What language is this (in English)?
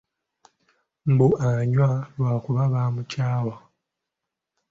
Ganda